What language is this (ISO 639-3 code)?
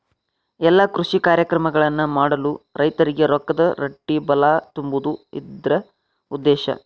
kan